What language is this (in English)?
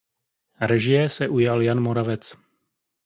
Czech